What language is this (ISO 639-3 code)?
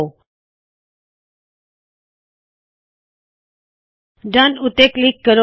pan